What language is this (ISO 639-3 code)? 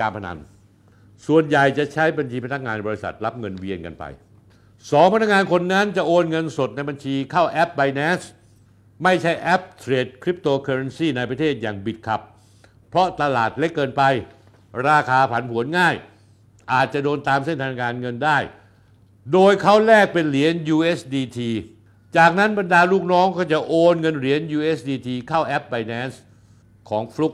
tha